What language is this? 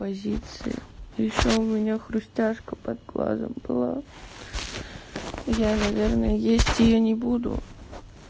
Russian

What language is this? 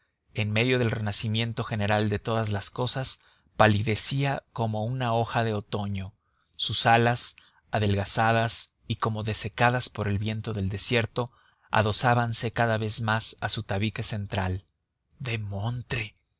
Spanish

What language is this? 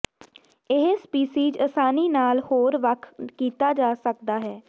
Punjabi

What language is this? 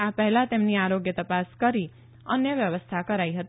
Gujarati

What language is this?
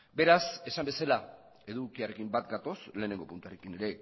Basque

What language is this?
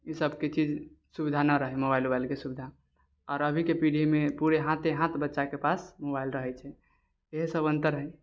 Maithili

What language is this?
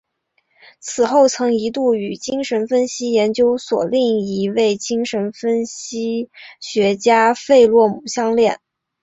Chinese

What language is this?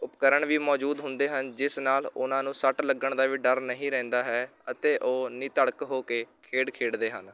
Punjabi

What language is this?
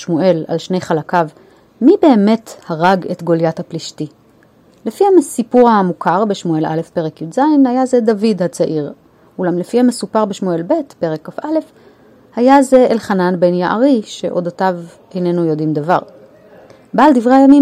Hebrew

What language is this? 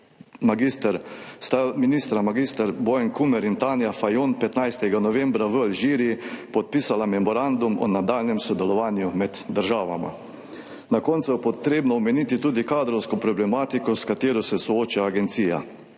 Slovenian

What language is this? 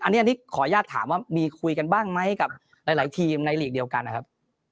Thai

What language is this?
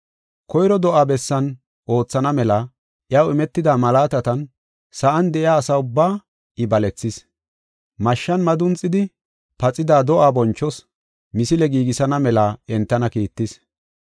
Gofa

